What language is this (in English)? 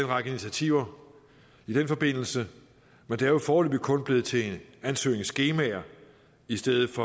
Danish